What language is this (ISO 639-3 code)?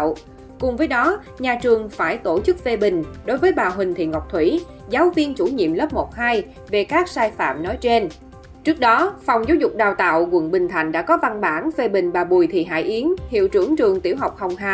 vie